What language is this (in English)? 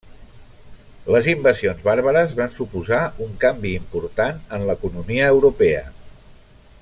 Catalan